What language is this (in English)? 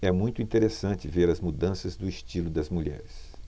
Portuguese